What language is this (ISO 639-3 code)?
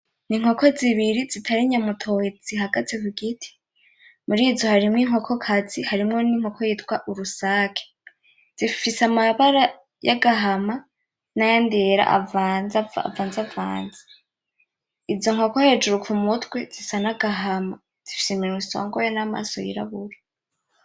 run